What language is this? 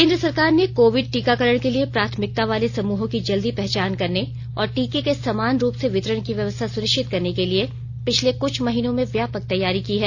Hindi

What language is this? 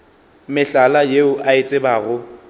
Northern Sotho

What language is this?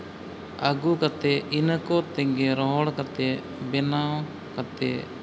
Santali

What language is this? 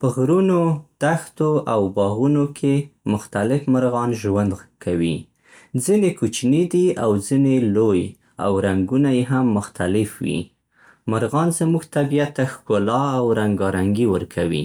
Central Pashto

